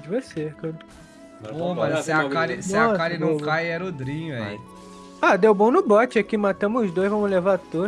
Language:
Portuguese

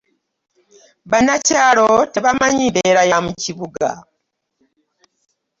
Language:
Ganda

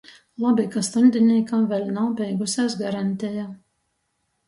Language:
Latgalian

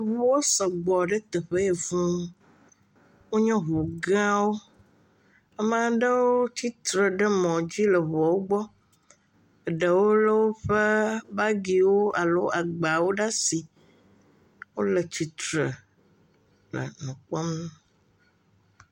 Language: Ewe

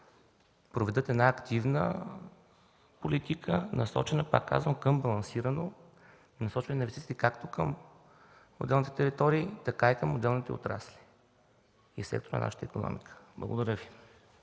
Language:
Bulgarian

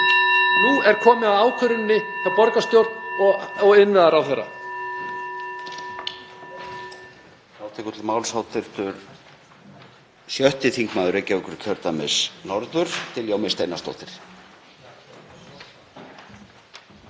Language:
Icelandic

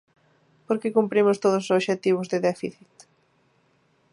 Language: Galician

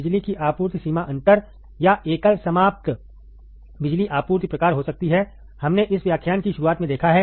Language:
Hindi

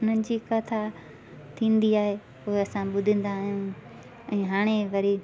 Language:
Sindhi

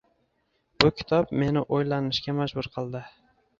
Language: Uzbek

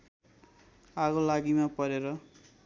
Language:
Nepali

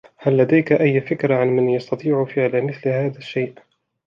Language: Arabic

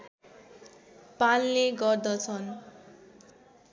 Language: Nepali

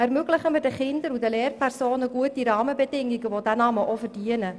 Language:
Swiss German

